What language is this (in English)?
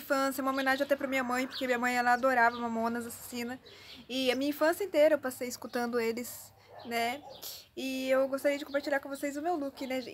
Portuguese